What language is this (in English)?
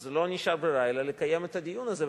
Hebrew